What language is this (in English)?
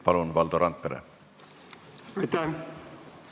Estonian